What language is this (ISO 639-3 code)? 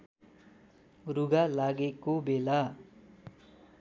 nep